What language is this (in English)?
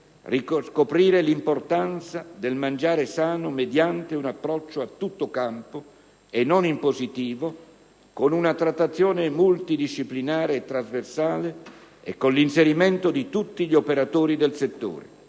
Italian